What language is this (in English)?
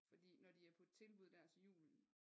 Danish